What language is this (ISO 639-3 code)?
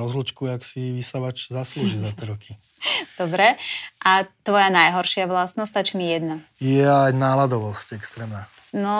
slk